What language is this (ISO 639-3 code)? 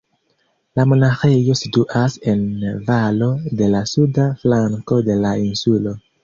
epo